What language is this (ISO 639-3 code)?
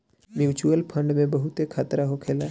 bho